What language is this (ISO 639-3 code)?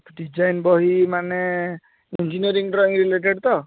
ori